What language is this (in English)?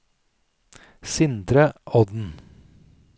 Norwegian